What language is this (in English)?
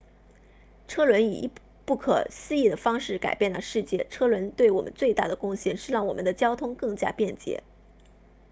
Chinese